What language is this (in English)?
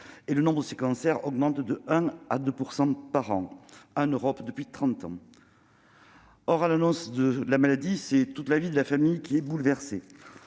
French